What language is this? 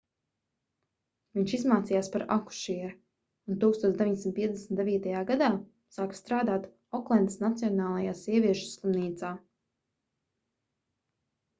Latvian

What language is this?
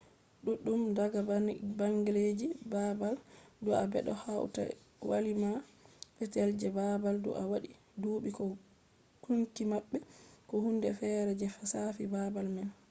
Fula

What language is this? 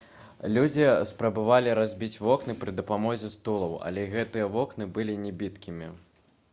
Belarusian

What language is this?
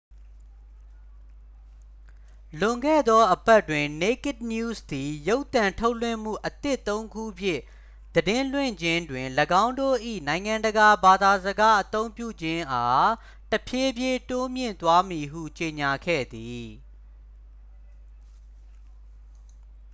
Burmese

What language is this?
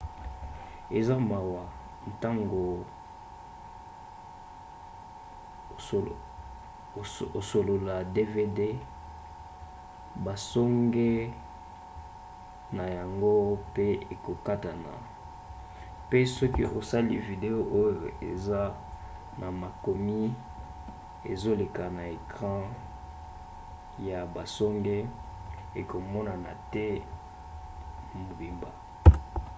Lingala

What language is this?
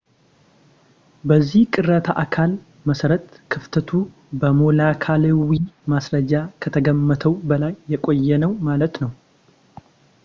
Amharic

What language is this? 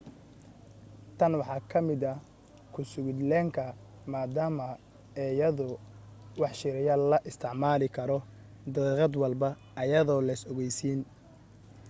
Somali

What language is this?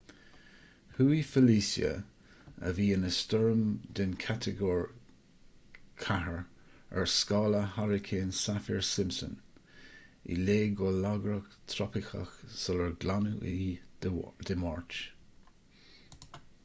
Irish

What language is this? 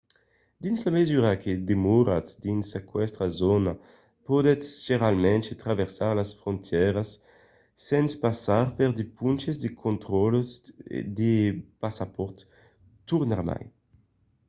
Occitan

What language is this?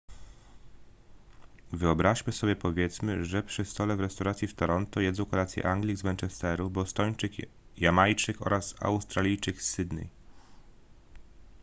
Polish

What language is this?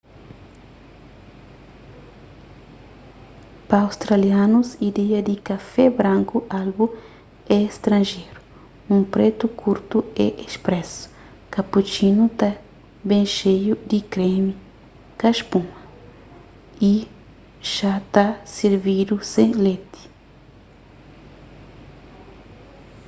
Kabuverdianu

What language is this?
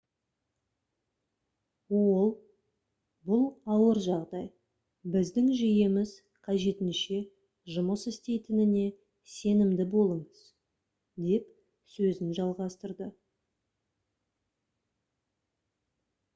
Kazakh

